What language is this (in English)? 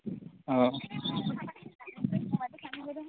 Assamese